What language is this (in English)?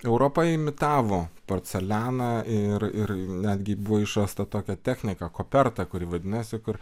Lithuanian